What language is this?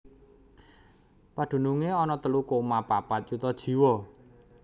Javanese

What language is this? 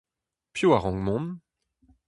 Breton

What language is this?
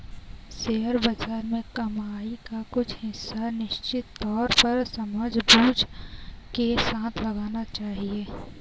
Hindi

